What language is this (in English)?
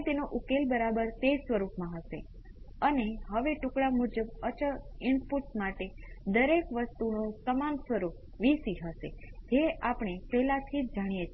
Gujarati